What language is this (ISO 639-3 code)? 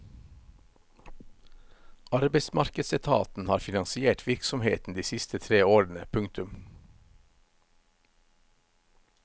nor